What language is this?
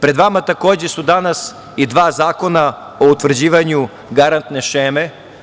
Serbian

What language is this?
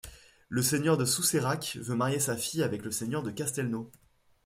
French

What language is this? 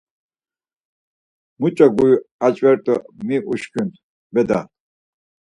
Laz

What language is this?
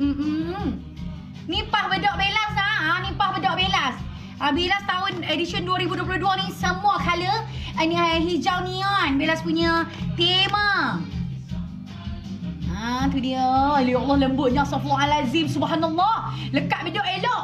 Malay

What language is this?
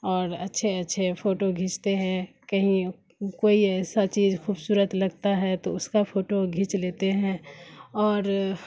Urdu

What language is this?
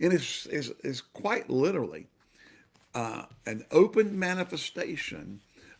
English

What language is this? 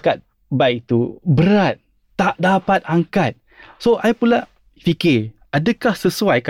Malay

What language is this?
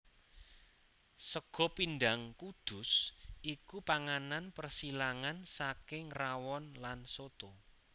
Javanese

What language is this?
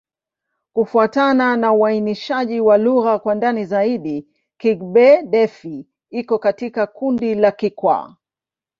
Swahili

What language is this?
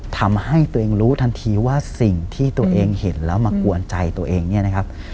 Thai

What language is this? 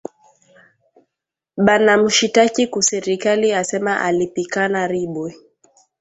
Swahili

